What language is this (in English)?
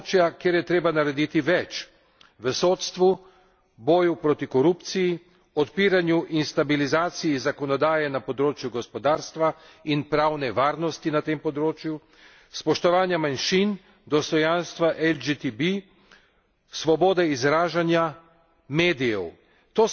Slovenian